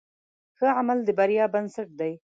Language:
Pashto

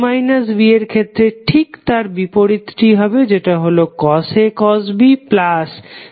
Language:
Bangla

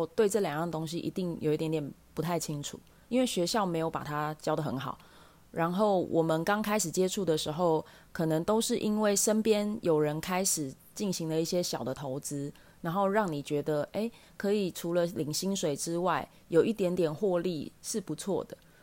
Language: Chinese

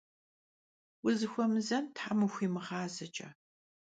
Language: Kabardian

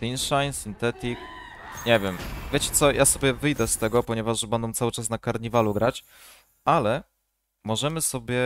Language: Polish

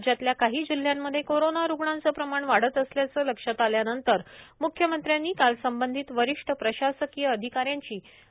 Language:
Marathi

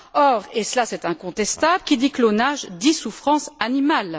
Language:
French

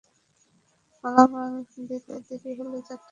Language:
Bangla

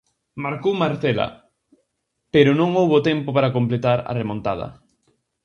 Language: Galician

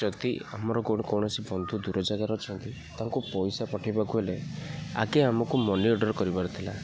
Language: Odia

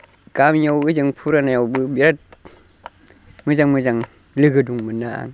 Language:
Bodo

